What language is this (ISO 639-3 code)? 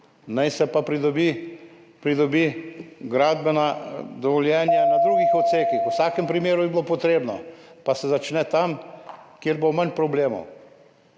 slv